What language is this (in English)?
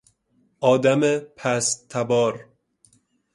Persian